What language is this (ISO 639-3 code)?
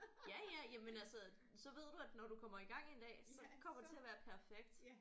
dan